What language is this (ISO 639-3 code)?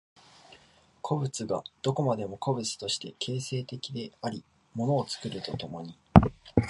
jpn